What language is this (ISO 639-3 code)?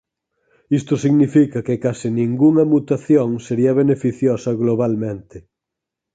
glg